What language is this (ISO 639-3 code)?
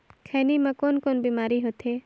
hne